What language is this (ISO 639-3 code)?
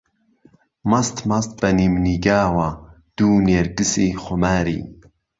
ckb